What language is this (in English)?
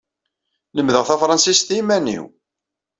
Kabyle